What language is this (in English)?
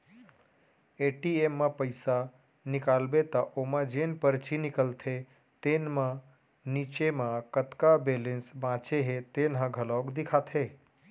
Chhattisgarhi